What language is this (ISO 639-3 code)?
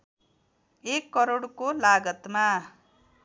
nep